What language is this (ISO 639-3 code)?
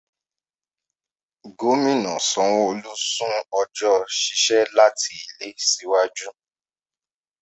yor